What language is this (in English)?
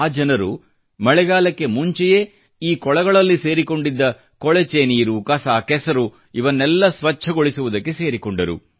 Kannada